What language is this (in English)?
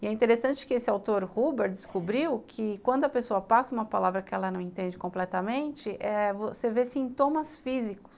Portuguese